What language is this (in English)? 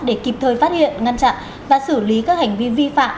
Vietnamese